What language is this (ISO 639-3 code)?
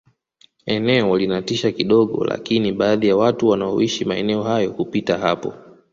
swa